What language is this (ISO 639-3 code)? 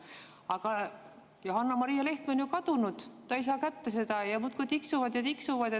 est